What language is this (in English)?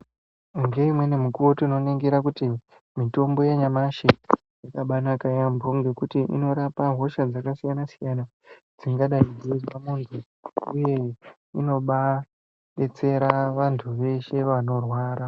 Ndau